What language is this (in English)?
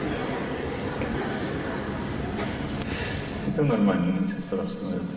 Russian